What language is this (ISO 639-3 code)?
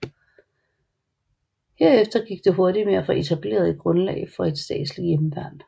dan